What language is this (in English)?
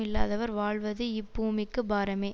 Tamil